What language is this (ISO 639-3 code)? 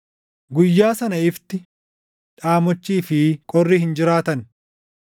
orm